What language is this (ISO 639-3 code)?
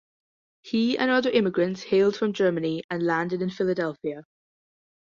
eng